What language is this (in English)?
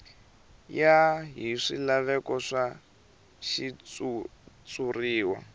Tsonga